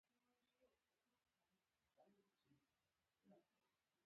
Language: Pashto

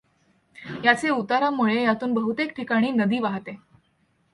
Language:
Marathi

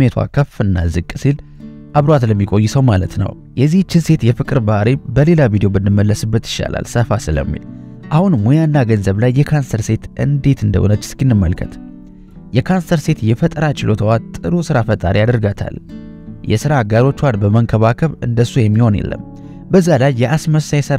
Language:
Arabic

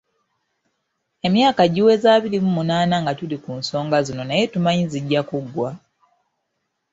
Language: Ganda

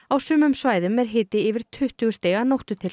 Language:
Icelandic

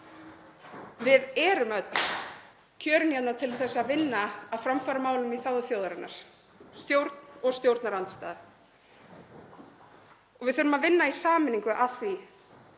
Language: Icelandic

